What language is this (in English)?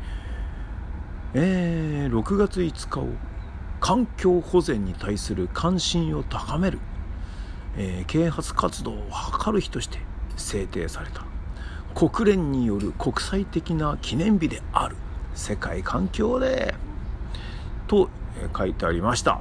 Japanese